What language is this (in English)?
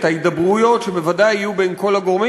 Hebrew